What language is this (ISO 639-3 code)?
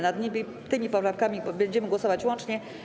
pol